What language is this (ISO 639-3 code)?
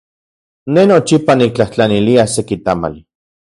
ncx